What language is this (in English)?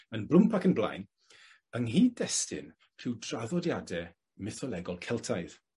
Welsh